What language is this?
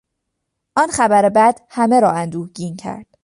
Persian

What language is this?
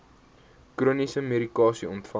Afrikaans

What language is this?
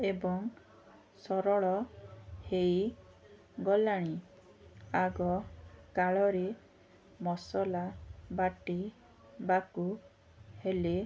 Odia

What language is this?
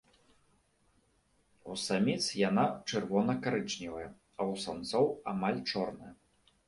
Belarusian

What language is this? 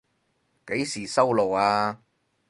Cantonese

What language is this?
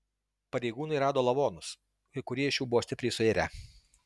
Lithuanian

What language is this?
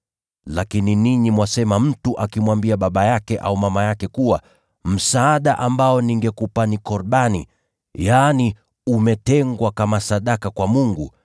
Swahili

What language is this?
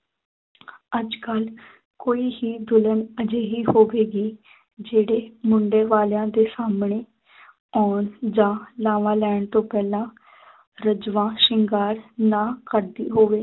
Punjabi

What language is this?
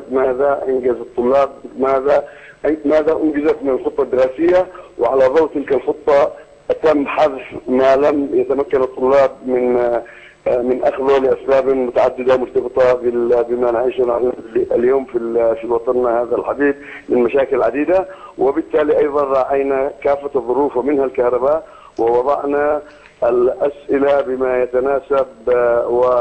Arabic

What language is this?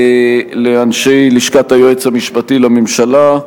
Hebrew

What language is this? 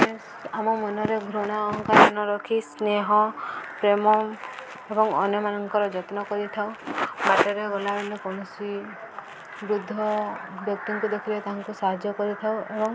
Odia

